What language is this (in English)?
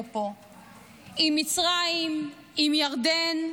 Hebrew